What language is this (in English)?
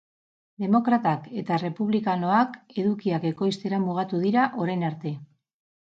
Basque